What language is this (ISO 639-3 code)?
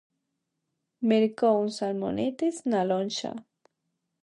glg